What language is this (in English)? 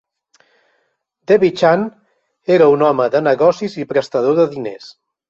Catalan